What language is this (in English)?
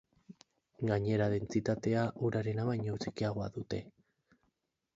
Basque